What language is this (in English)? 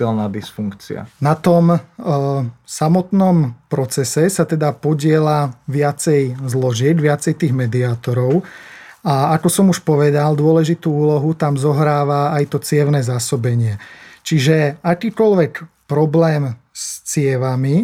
Slovak